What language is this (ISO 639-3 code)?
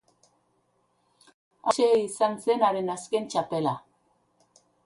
eus